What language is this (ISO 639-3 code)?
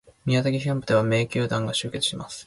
jpn